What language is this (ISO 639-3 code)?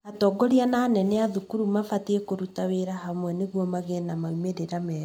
kik